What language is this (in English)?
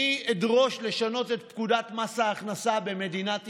Hebrew